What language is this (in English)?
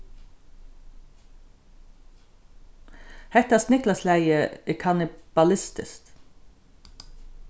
Faroese